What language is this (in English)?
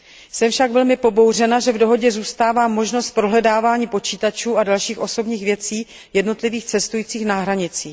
Czech